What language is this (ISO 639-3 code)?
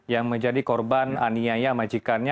ind